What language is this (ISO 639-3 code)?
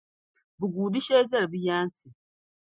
dag